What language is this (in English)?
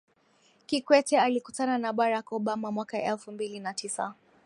Swahili